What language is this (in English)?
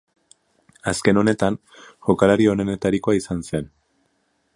Basque